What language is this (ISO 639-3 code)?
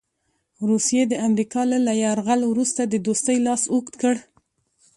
pus